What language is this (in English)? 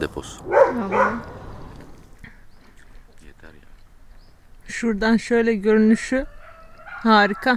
Turkish